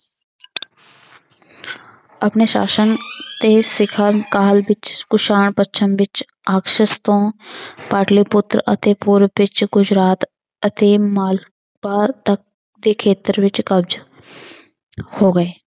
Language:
Punjabi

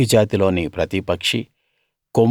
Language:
Telugu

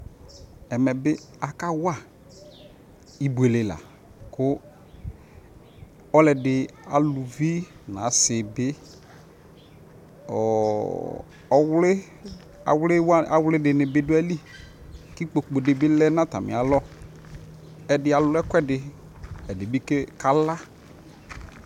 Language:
Ikposo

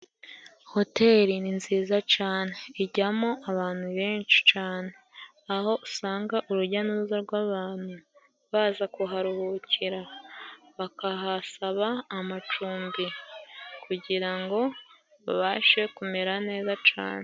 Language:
Kinyarwanda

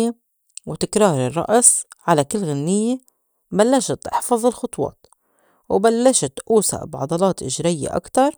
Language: North Levantine Arabic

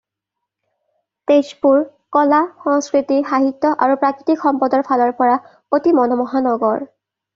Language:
Assamese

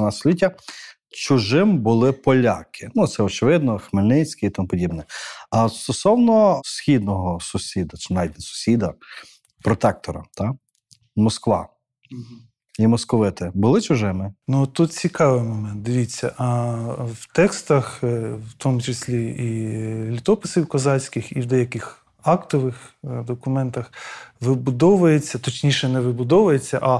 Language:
Ukrainian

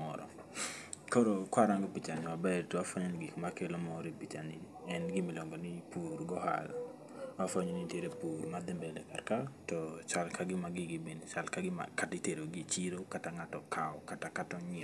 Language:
Luo (Kenya and Tanzania)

